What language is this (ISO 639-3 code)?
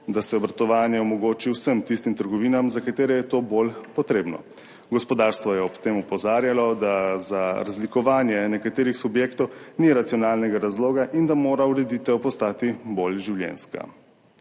slv